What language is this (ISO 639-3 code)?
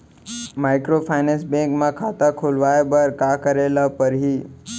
hne